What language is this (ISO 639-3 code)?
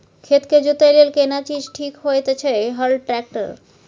mai